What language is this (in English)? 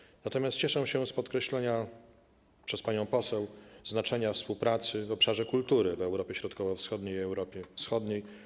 Polish